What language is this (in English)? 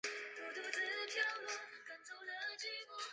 Chinese